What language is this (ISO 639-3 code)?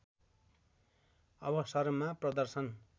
nep